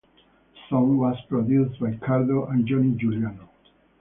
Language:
English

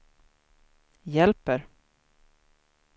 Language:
Swedish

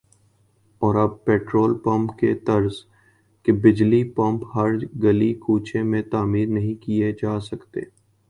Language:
Urdu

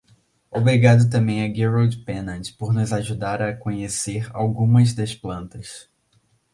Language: Portuguese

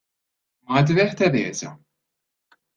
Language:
Maltese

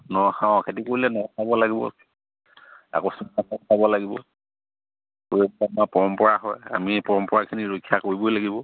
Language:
Assamese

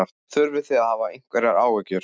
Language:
Icelandic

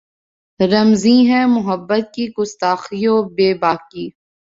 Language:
Urdu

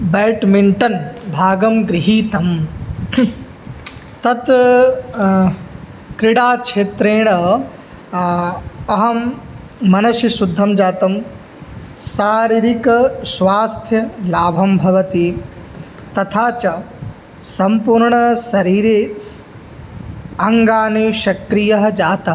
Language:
Sanskrit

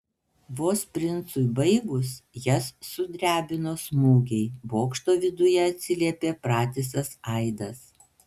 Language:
Lithuanian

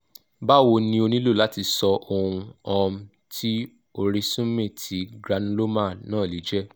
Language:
Yoruba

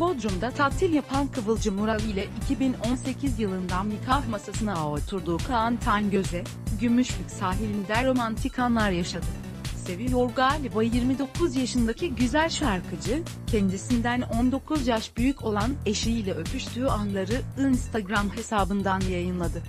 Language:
Turkish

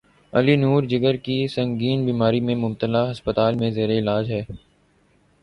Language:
Urdu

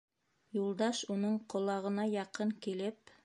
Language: Bashkir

